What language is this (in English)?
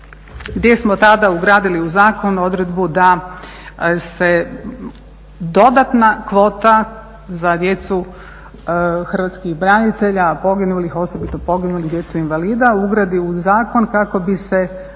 Croatian